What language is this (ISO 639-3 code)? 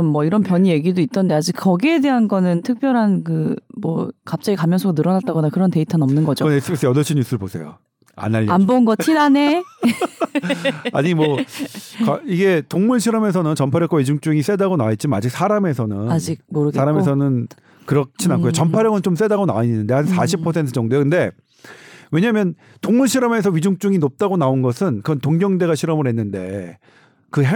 kor